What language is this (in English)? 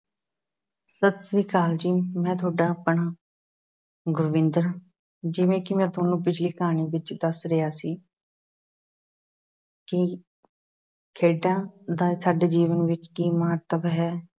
Punjabi